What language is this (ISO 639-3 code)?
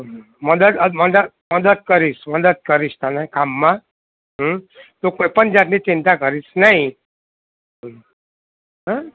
guj